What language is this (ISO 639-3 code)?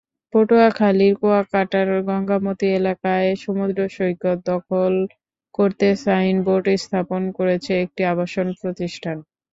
ben